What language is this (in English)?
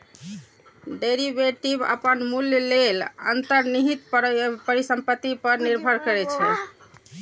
Maithili